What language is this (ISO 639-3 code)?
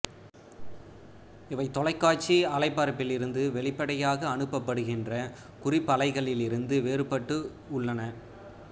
tam